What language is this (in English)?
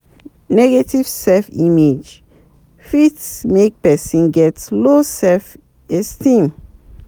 Nigerian Pidgin